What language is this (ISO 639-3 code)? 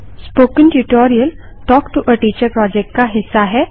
hin